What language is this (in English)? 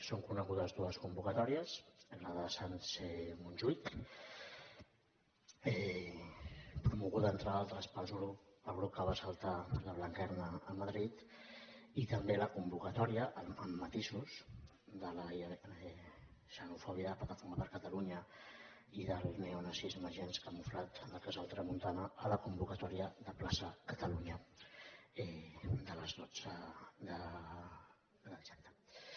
Catalan